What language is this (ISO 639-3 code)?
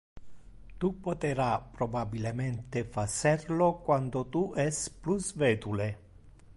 ina